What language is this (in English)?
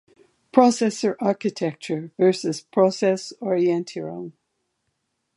English